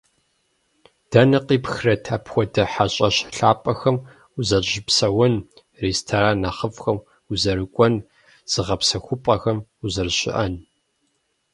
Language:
Kabardian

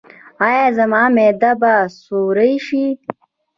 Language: Pashto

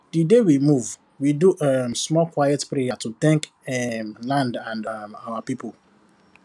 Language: Nigerian Pidgin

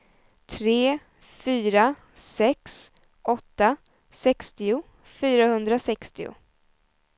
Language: Swedish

